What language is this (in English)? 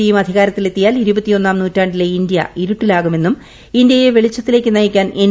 Malayalam